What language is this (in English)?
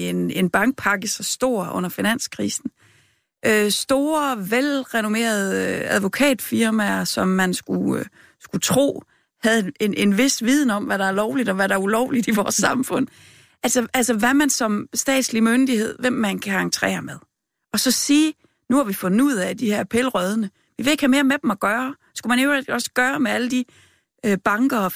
Danish